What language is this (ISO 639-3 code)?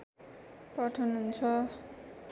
nep